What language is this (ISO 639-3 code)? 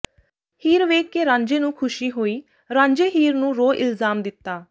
pan